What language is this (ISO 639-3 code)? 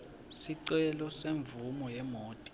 ssw